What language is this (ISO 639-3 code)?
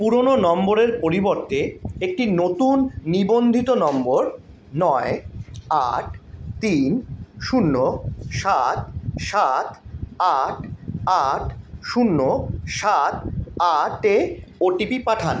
ben